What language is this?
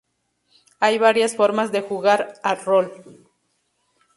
Spanish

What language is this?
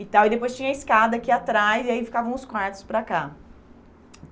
Portuguese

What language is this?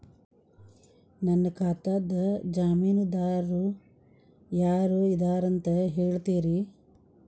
Kannada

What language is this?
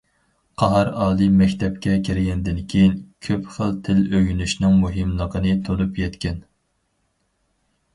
Uyghur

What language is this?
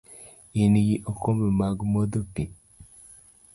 Luo (Kenya and Tanzania)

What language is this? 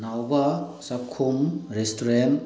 Manipuri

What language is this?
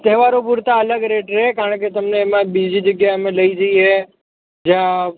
Gujarati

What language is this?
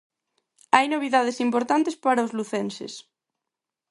Galician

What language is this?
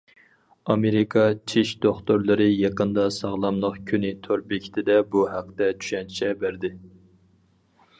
Uyghur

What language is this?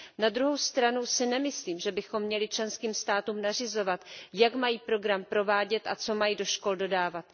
Czech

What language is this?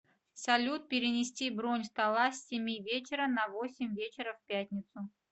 Russian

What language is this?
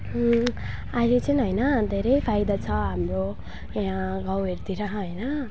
Nepali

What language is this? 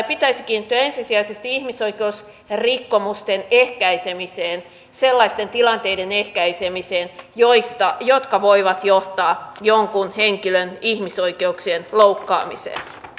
Finnish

